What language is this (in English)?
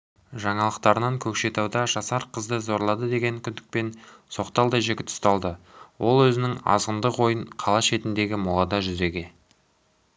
Kazakh